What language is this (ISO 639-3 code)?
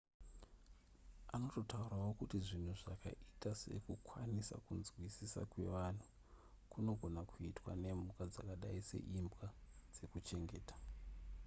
sna